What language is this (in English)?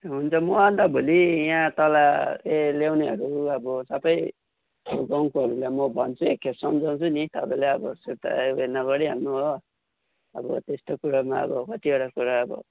Nepali